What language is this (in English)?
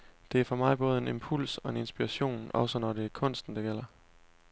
Danish